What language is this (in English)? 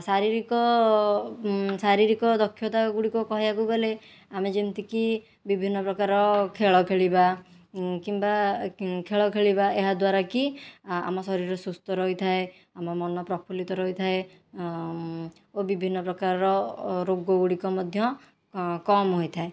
Odia